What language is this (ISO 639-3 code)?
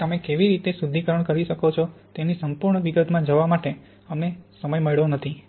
guj